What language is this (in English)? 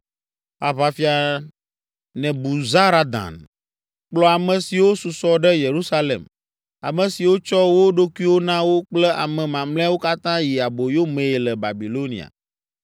Ewe